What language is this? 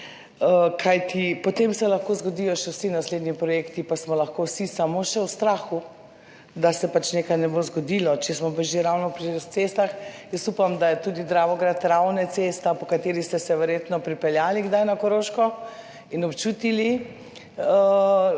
Slovenian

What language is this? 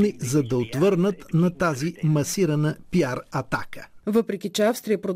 Bulgarian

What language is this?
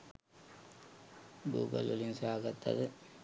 Sinhala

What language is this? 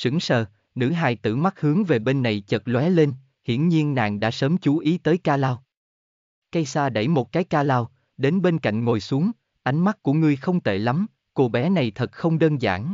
Vietnamese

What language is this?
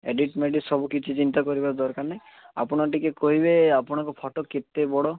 Odia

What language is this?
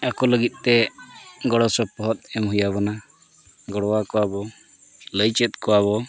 Santali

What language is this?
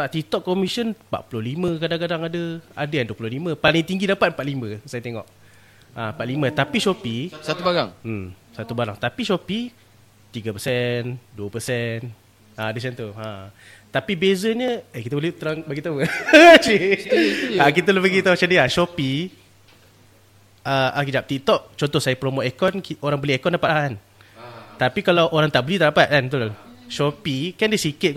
Malay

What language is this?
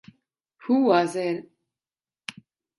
English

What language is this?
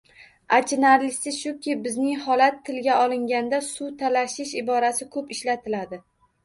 Uzbek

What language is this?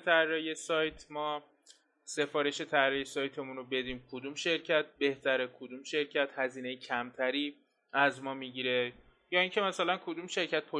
Persian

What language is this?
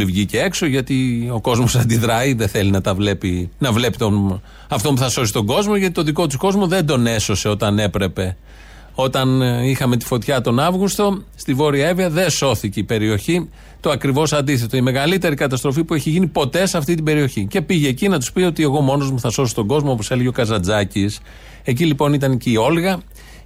Greek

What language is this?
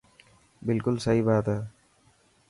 Dhatki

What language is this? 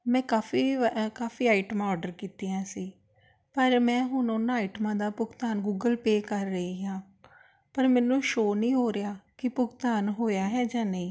Punjabi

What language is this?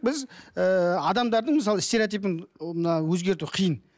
Kazakh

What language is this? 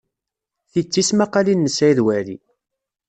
Kabyle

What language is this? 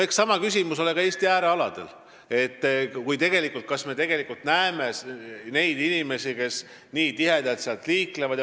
Estonian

